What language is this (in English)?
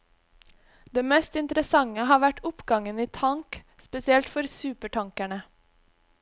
Norwegian